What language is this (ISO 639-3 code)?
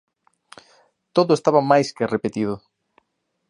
glg